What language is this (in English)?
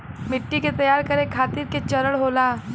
Bhojpuri